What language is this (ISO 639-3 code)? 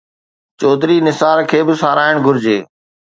snd